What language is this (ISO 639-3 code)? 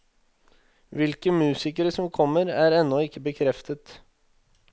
nor